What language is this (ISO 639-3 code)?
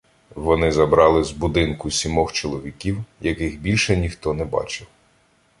ukr